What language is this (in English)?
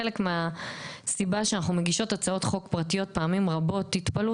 Hebrew